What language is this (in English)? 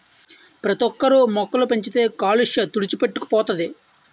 Telugu